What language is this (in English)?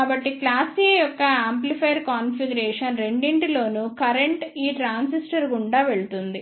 Telugu